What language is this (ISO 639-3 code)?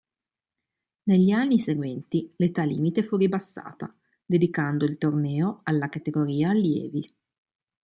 ita